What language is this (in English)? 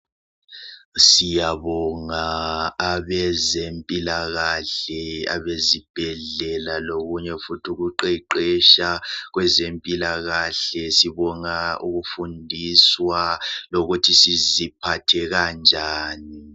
North Ndebele